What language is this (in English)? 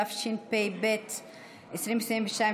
Hebrew